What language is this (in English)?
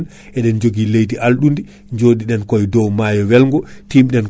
Fula